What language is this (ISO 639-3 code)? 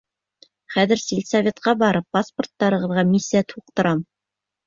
bak